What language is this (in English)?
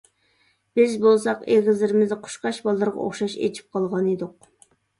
Uyghur